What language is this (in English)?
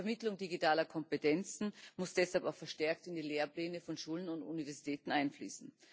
German